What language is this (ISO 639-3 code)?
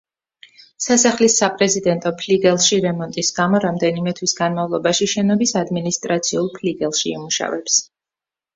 kat